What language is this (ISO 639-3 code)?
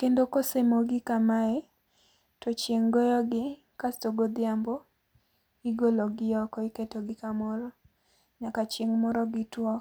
luo